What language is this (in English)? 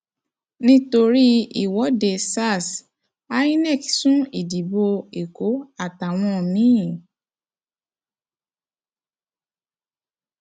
Yoruba